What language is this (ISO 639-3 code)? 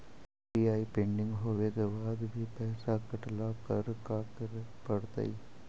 mag